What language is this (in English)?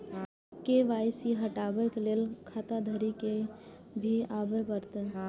Maithili